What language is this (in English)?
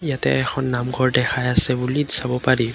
Assamese